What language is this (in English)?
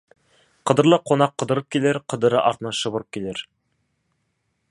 Kazakh